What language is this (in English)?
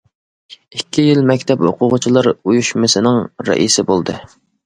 Uyghur